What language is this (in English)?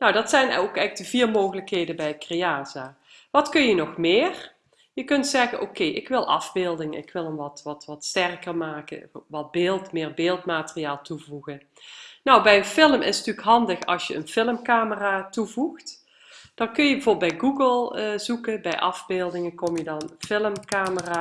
Dutch